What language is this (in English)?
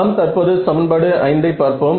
Tamil